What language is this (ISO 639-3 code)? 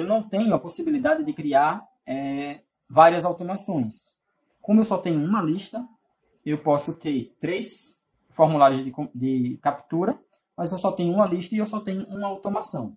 por